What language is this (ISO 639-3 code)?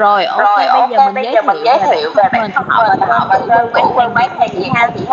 vie